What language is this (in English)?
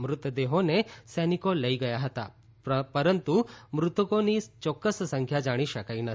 Gujarati